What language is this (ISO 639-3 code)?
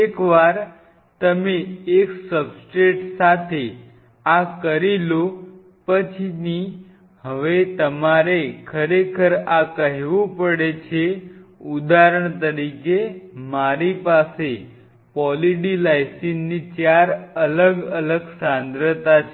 guj